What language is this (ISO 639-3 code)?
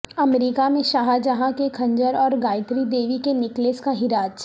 urd